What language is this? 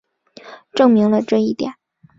Chinese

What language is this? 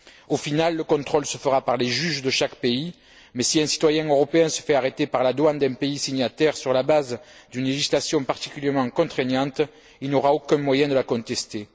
French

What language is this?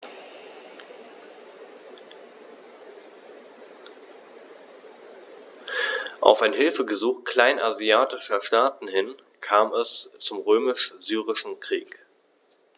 German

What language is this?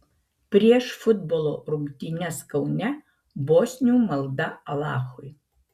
Lithuanian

